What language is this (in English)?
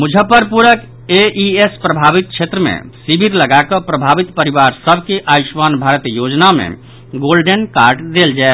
Maithili